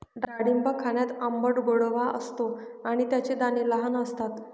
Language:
Marathi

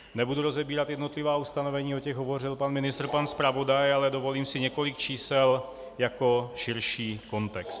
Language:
Czech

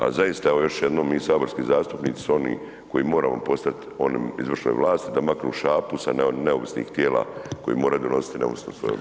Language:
Croatian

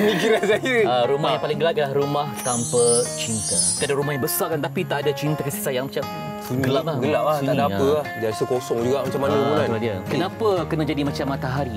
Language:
Malay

